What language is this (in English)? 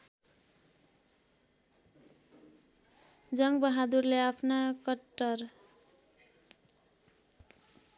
Nepali